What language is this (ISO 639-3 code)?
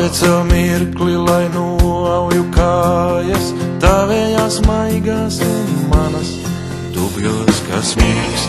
lav